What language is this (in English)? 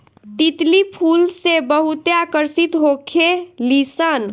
Bhojpuri